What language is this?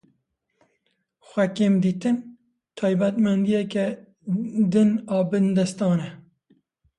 Kurdish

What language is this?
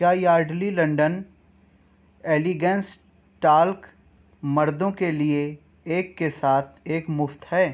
Urdu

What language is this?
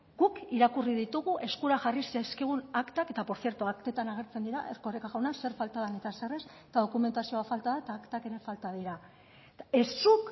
Basque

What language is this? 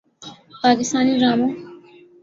Urdu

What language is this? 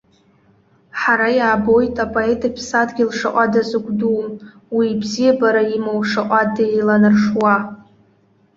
Abkhazian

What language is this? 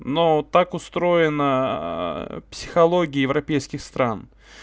Russian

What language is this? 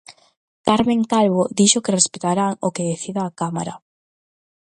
Galician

